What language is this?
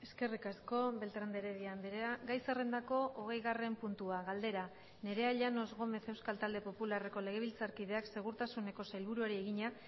Basque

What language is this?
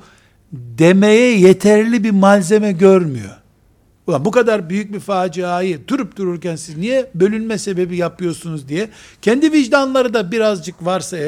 Turkish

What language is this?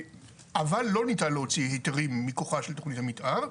Hebrew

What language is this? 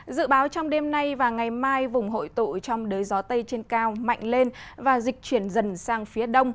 Vietnamese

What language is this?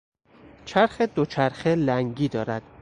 Persian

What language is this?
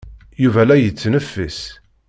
Kabyle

